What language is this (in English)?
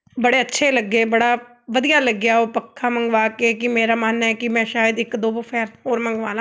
Punjabi